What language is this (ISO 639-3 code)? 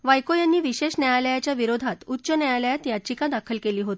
mar